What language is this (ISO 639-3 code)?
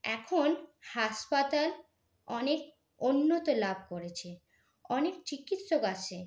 ben